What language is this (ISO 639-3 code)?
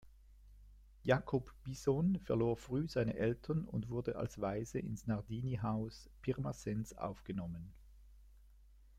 deu